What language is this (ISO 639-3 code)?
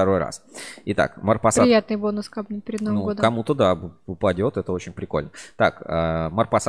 rus